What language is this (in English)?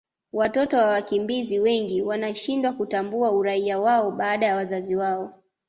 Swahili